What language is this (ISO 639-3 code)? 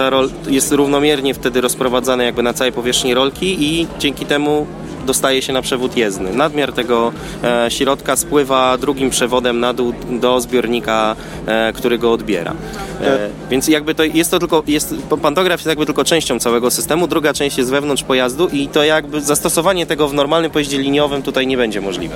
pol